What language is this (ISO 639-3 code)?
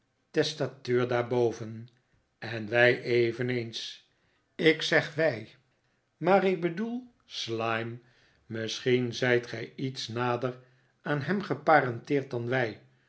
nld